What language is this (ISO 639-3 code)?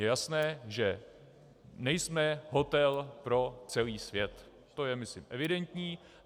ces